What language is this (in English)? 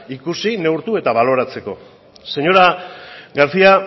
Basque